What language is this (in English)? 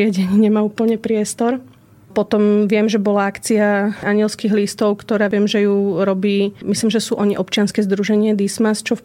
Slovak